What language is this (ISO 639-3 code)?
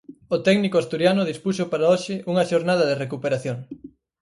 glg